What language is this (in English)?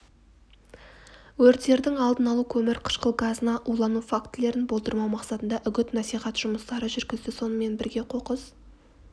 Kazakh